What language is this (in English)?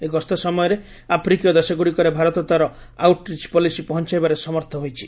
Odia